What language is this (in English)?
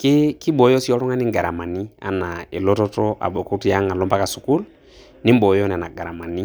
Masai